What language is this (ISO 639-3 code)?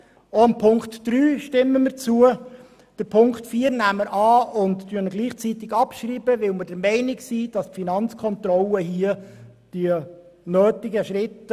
gsw